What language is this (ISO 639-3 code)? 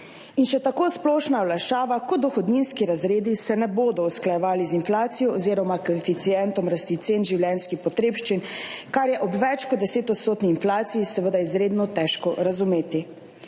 slv